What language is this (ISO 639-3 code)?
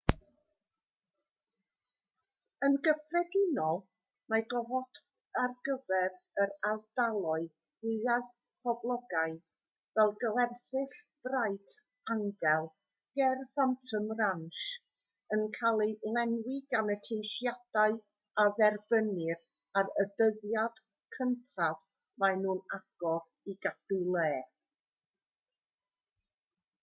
cym